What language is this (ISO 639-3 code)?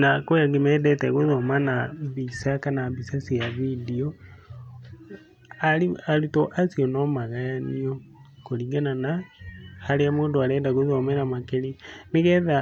kik